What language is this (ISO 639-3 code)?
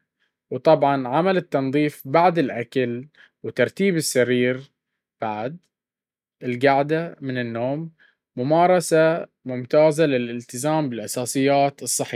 abv